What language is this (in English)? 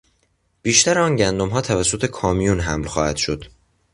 Persian